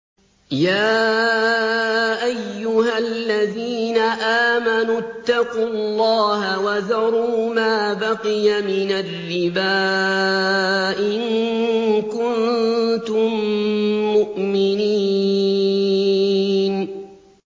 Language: Arabic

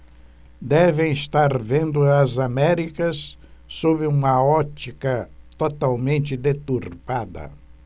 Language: Portuguese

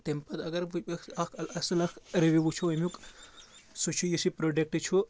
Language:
Kashmiri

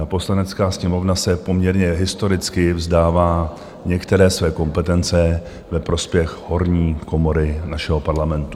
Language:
Czech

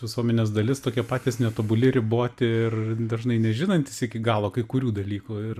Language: Lithuanian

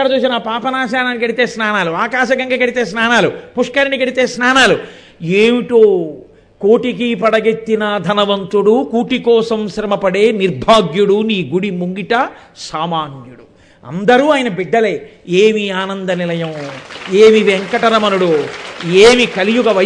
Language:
Telugu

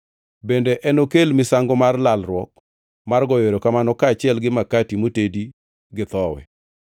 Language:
Luo (Kenya and Tanzania)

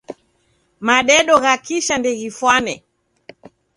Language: Taita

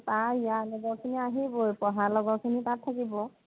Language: Assamese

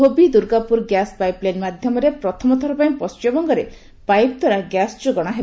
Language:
Odia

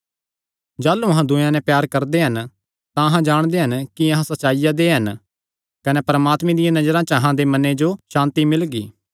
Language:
Kangri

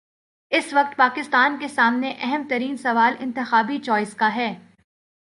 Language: Urdu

